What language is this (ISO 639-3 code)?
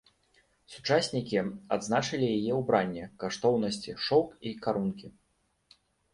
bel